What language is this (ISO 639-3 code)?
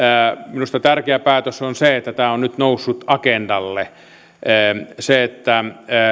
fin